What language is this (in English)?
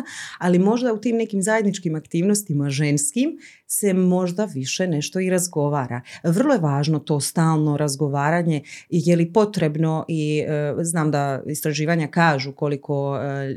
Croatian